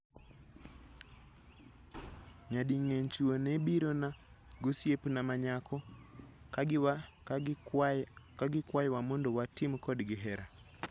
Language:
Luo (Kenya and Tanzania)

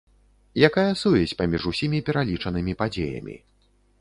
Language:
Belarusian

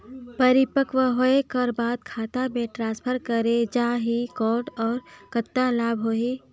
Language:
Chhattisgarhi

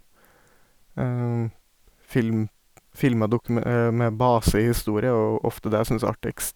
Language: Norwegian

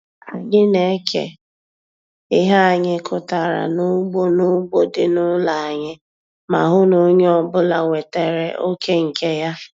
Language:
Igbo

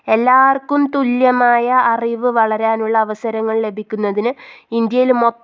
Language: Malayalam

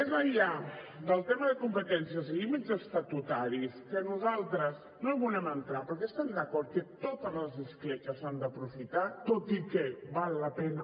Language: Catalan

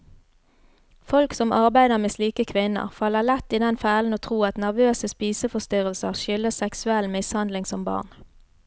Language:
Norwegian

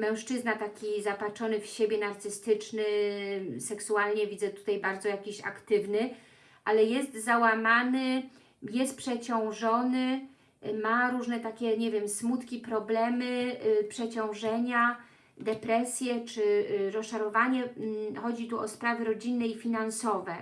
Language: Polish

